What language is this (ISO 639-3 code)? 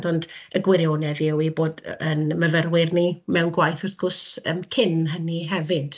cym